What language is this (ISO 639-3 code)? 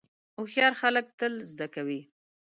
pus